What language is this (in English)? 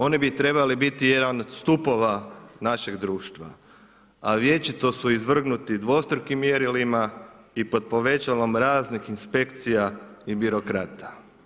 Croatian